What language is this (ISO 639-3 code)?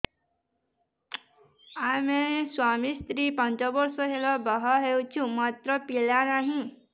ori